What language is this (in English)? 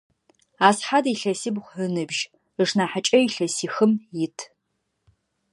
Adyghe